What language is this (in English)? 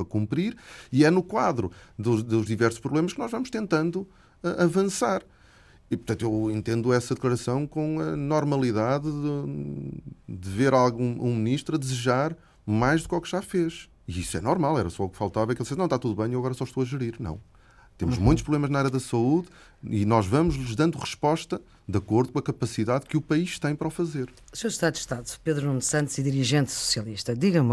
Portuguese